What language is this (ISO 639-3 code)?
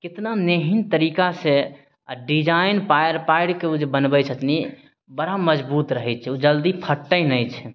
mai